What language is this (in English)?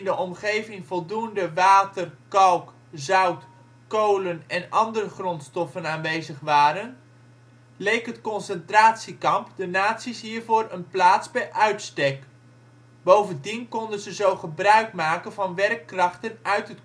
Dutch